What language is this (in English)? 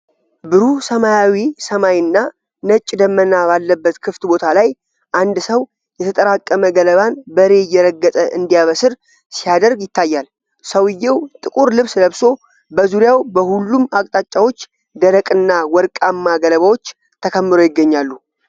Amharic